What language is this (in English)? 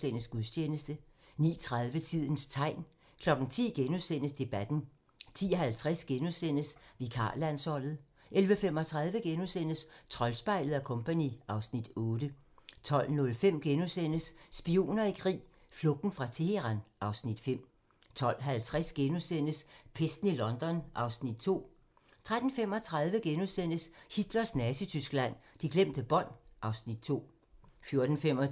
Danish